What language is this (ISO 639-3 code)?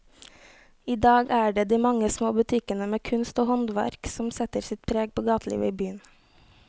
nor